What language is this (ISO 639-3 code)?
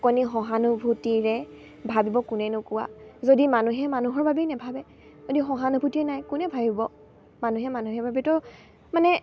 asm